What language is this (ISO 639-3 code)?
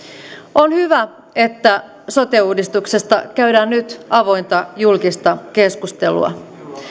fin